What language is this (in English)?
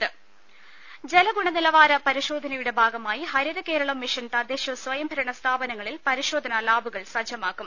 Malayalam